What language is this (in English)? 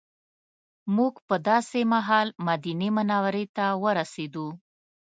Pashto